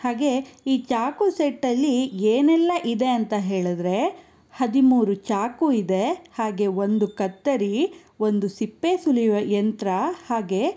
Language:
Kannada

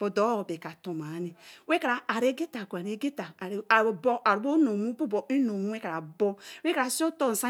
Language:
Eleme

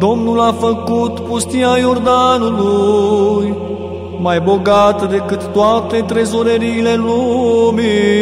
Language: Romanian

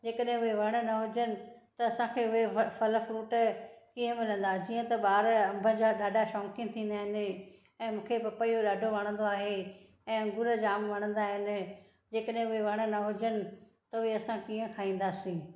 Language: Sindhi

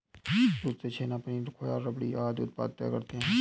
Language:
Hindi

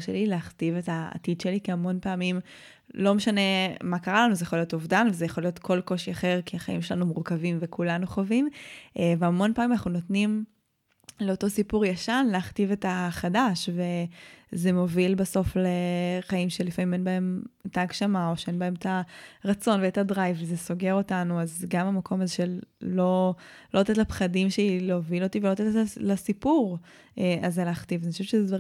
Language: Hebrew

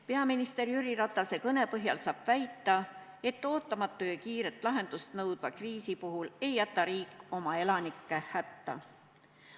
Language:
Estonian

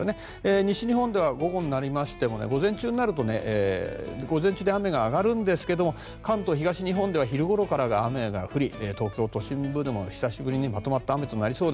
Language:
Japanese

